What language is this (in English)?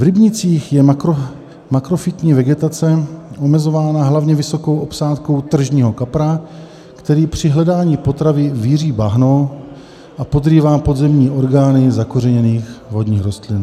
Czech